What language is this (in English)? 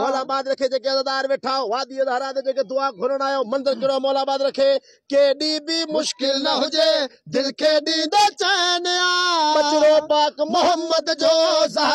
Punjabi